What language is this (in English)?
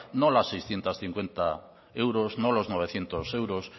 Spanish